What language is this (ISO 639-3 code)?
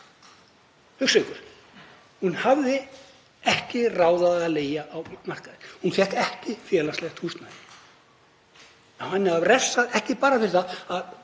isl